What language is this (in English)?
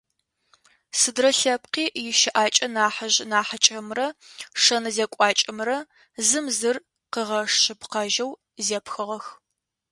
Adyghe